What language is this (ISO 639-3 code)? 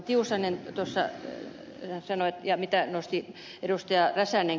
fin